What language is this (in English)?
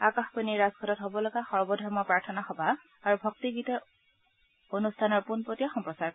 Assamese